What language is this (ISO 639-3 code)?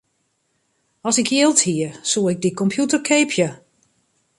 fry